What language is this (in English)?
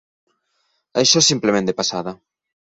Catalan